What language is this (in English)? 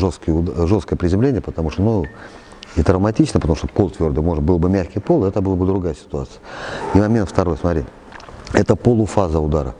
Russian